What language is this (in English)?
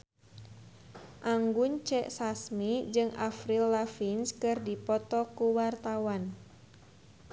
Sundanese